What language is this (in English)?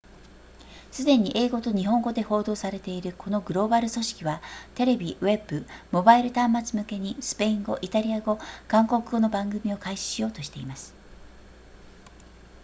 Japanese